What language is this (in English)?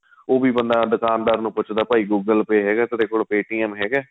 Punjabi